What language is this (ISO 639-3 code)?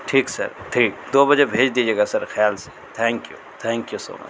urd